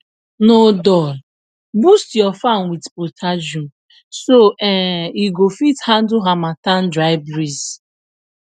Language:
Nigerian Pidgin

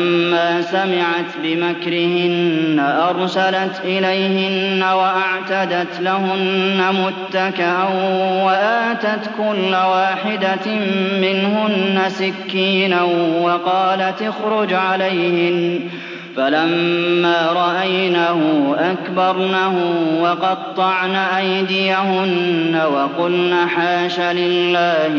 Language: Arabic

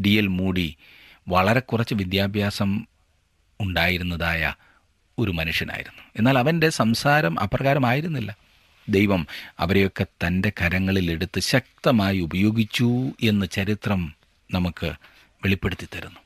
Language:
Malayalam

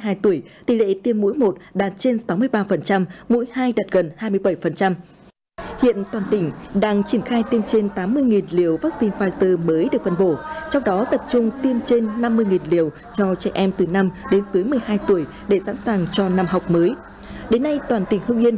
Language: Vietnamese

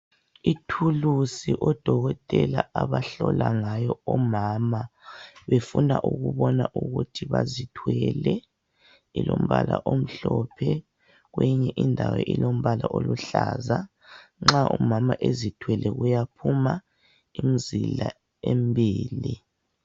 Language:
North Ndebele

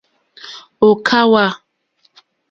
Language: Mokpwe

